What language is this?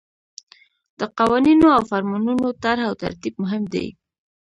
Pashto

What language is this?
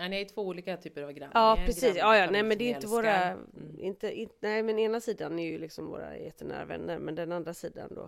Swedish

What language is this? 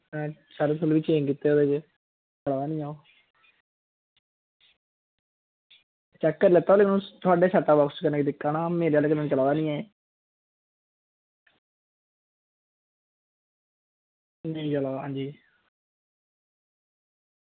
Dogri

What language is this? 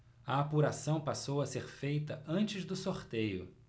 Portuguese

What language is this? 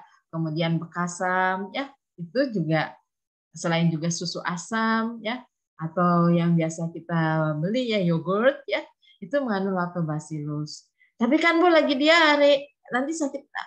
Indonesian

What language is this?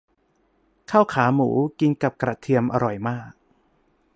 Thai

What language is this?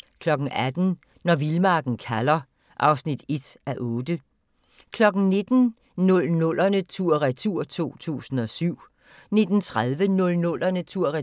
Danish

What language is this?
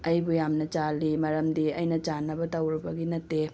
Manipuri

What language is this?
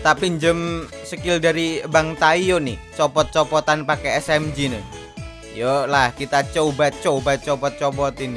Indonesian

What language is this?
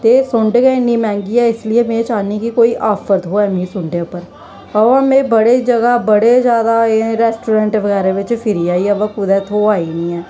Dogri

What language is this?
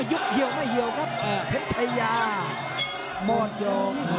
Thai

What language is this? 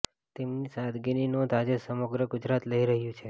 Gujarati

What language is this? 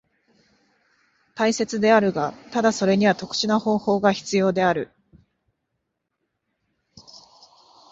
Japanese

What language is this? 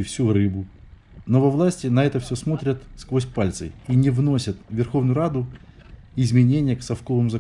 Russian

